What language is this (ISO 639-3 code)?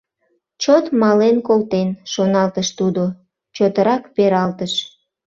chm